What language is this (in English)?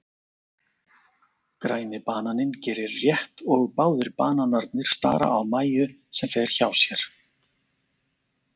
Icelandic